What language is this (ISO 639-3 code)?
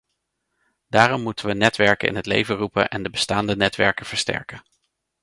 nld